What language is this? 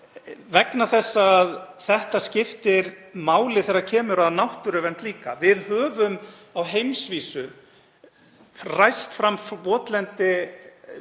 Icelandic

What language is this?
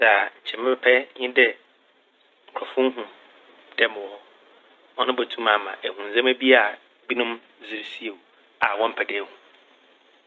Akan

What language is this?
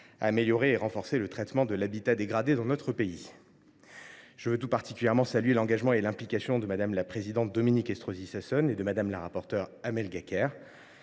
French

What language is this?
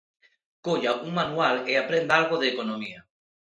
Galician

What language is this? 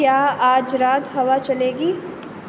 Urdu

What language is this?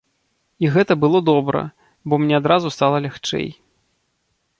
Belarusian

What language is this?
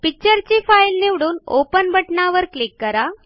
Marathi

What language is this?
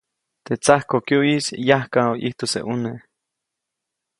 Copainalá Zoque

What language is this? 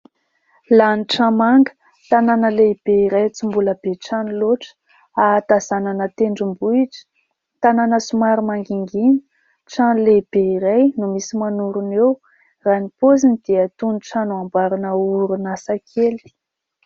Malagasy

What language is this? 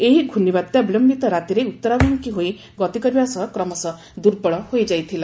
Odia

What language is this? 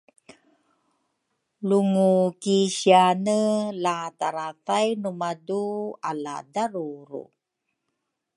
Rukai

